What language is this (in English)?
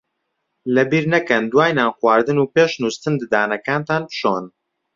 Central Kurdish